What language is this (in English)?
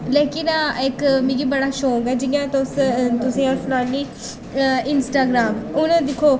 Dogri